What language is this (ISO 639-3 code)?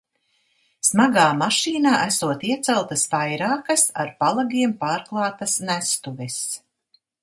lav